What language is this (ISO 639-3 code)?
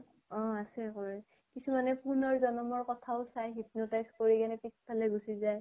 asm